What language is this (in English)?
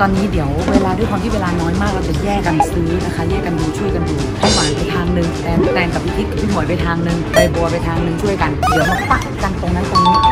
Thai